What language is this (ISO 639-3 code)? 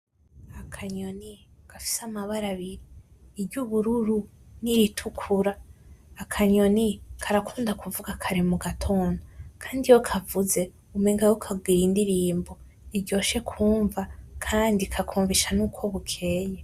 run